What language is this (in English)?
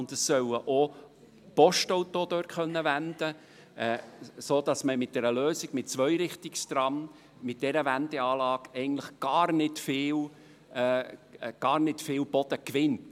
Swiss German